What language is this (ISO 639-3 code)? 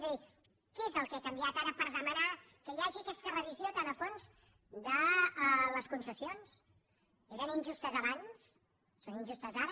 cat